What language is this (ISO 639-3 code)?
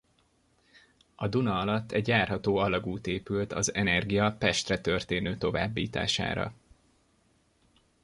hun